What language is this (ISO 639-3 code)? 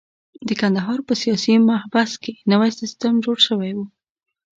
pus